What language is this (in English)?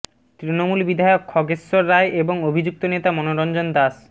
Bangla